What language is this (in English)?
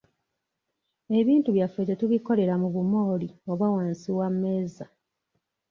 Ganda